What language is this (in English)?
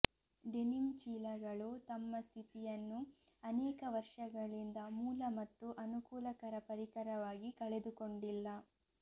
Kannada